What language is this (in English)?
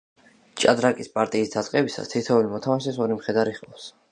Georgian